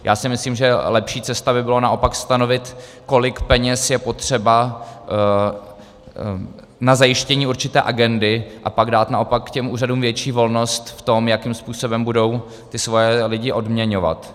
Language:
Czech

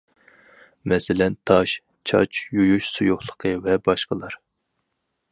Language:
Uyghur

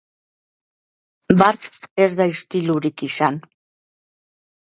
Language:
Basque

